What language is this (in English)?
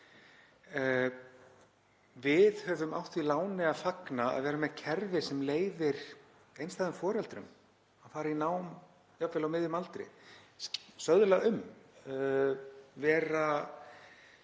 Icelandic